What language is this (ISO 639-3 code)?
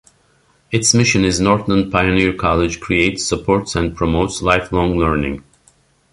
eng